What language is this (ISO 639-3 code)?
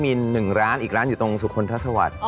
tha